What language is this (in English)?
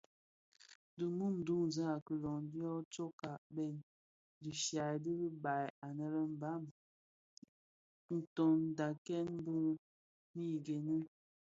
Bafia